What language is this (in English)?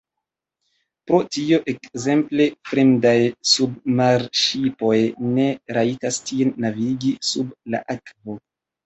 Esperanto